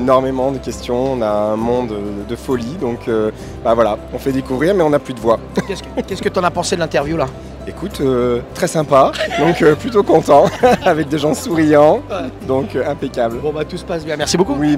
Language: French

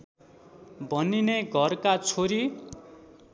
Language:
Nepali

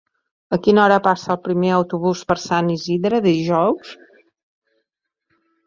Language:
Catalan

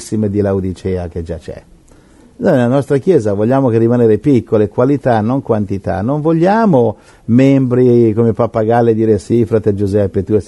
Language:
Italian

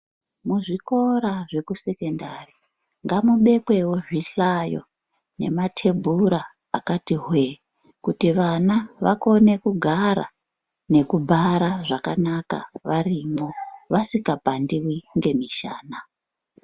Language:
Ndau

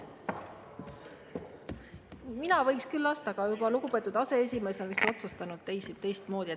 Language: Estonian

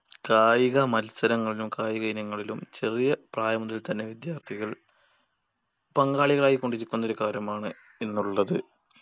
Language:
Malayalam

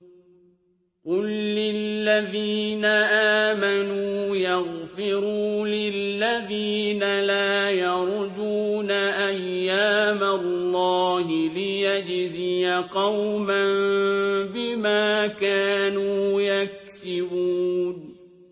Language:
Arabic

